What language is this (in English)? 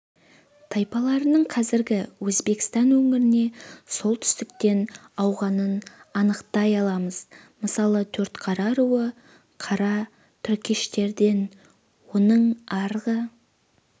Kazakh